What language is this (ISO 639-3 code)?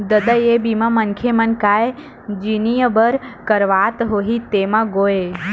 hne